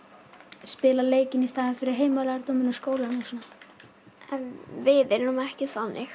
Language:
Icelandic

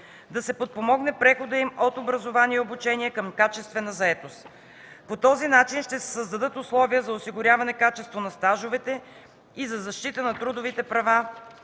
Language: Bulgarian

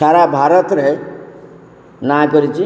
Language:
Odia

